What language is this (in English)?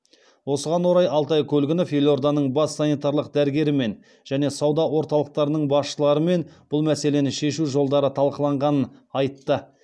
Kazakh